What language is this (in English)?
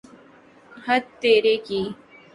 Urdu